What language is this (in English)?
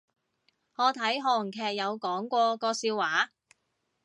Cantonese